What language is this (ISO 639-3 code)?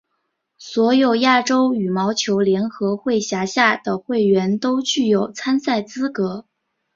zho